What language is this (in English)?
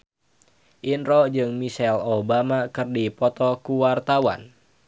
Sundanese